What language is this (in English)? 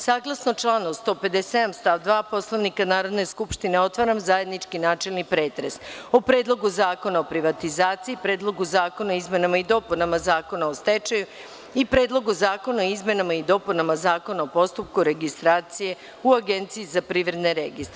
Serbian